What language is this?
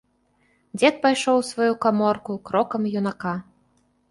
Belarusian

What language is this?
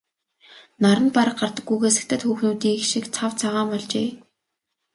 Mongolian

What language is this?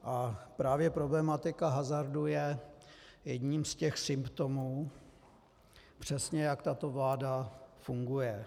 Czech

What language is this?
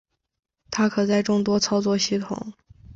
Chinese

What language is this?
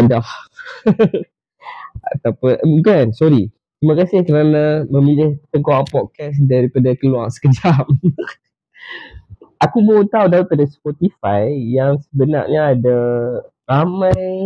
Malay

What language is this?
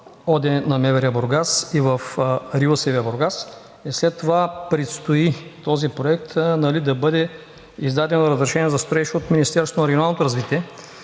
Bulgarian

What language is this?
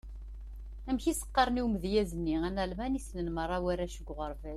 Kabyle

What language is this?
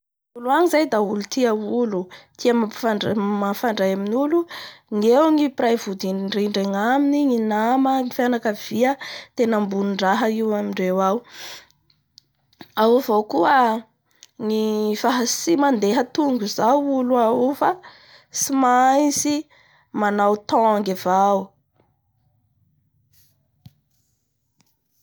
Bara Malagasy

